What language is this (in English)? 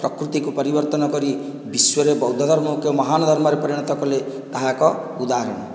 Odia